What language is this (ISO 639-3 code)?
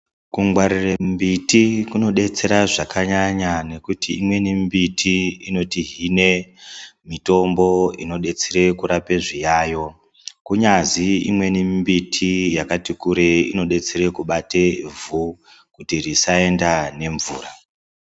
ndc